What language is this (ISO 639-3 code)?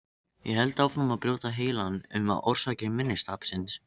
isl